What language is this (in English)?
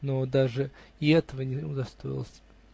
Russian